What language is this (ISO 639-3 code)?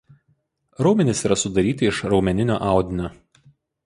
lit